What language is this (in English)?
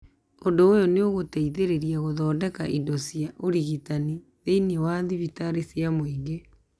Kikuyu